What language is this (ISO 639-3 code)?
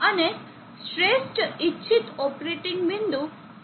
guj